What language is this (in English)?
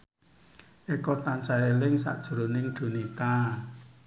Javanese